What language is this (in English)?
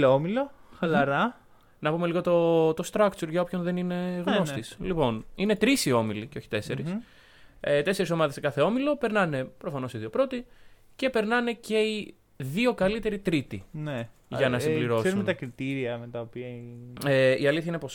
Greek